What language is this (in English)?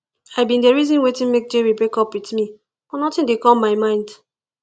Nigerian Pidgin